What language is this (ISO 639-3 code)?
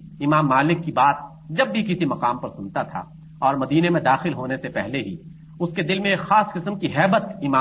urd